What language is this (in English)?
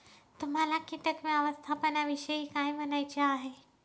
Marathi